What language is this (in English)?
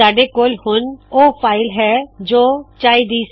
Punjabi